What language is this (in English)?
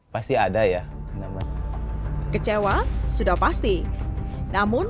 Indonesian